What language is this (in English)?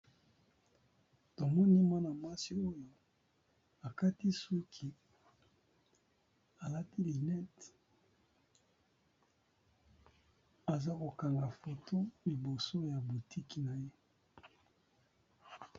Lingala